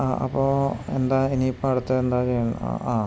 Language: Malayalam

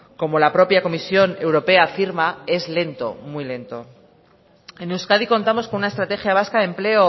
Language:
Spanish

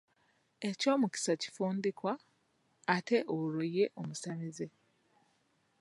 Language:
Ganda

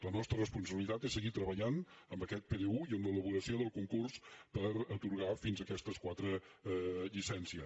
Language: Catalan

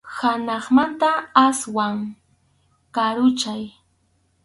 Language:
Arequipa-La Unión Quechua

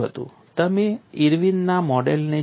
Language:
Gujarati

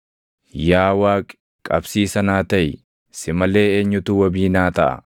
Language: Oromo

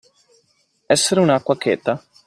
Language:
Italian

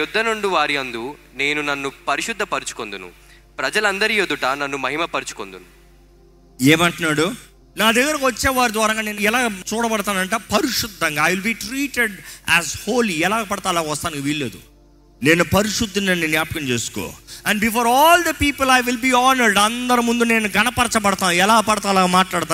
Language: Telugu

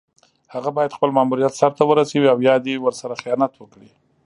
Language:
Pashto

